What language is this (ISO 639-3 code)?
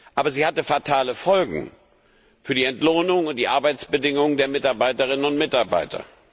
deu